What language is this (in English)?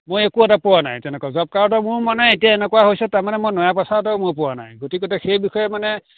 Assamese